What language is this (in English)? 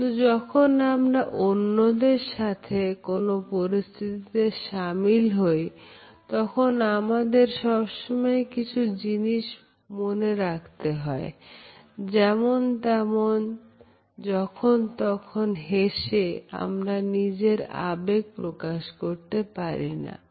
Bangla